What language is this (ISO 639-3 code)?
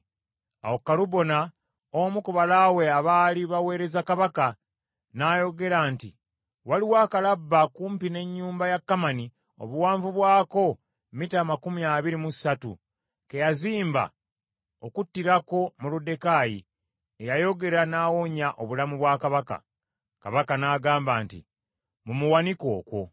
lug